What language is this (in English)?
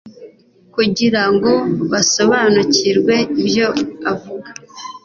Kinyarwanda